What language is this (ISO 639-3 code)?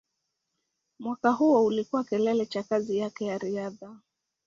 swa